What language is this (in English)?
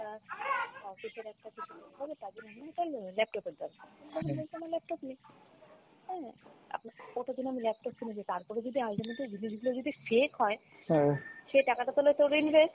Bangla